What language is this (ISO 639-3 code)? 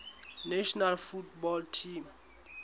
sot